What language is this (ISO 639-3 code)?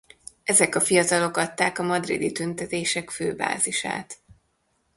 hun